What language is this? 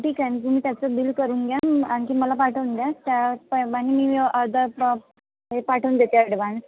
Marathi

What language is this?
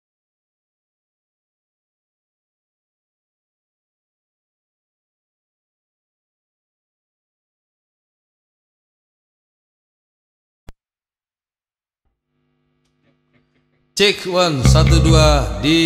Indonesian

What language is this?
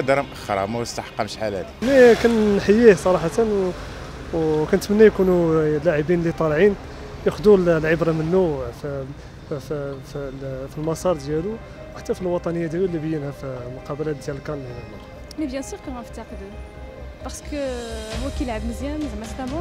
Arabic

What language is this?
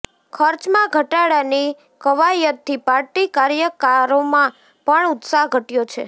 Gujarati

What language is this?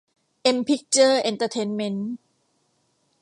Thai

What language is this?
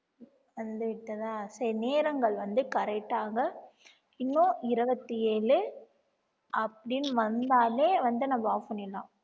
Tamil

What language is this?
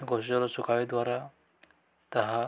Odia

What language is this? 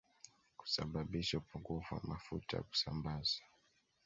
Swahili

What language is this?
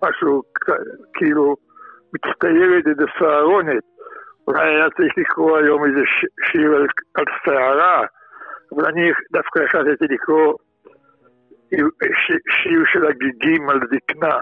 Hebrew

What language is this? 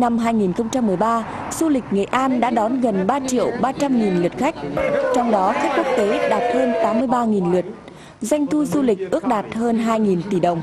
Vietnamese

